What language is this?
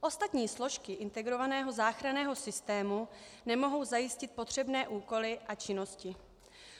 Czech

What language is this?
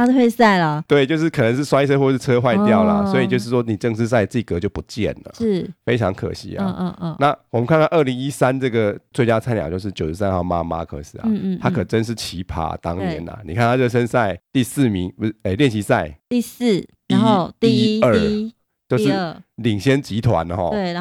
Chinese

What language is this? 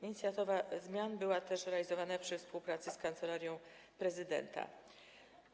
Polish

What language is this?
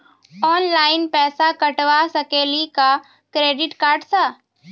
Maithili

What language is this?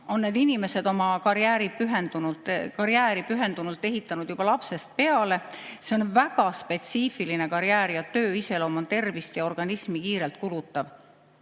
Estonian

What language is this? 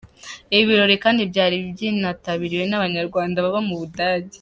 Kinyarwanda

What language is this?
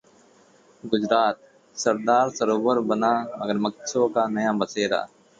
Hindi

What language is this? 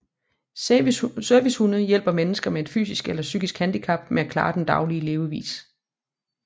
Danish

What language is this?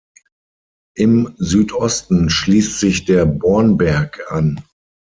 German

